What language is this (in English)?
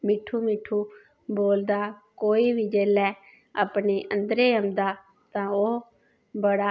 Dogri